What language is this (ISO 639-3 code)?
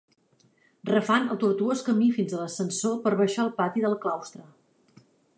cat